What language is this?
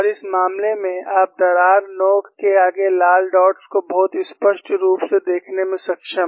Hindi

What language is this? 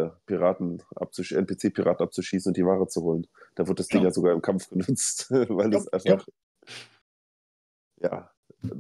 German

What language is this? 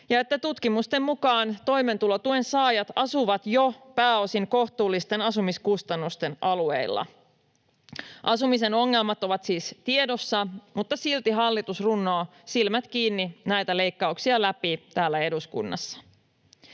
Finnish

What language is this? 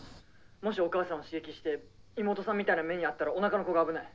Japanese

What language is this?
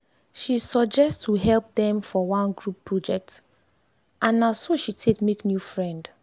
Nigerian Pidgin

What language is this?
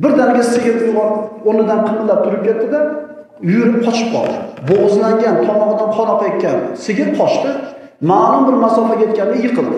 Turkish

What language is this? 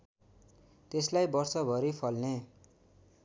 Nepali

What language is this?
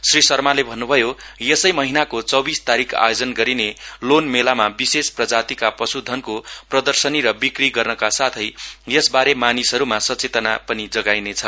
Nepali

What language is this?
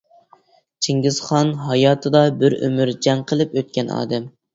Uyghur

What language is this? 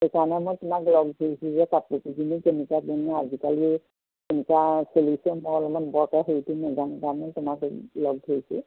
Assamese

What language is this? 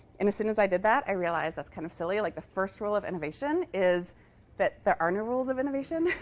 English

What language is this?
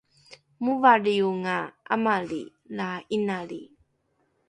Rukai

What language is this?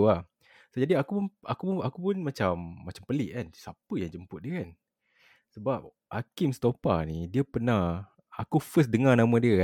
Malay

